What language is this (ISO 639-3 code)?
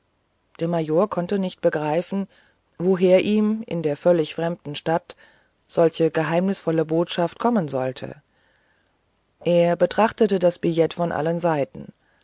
deu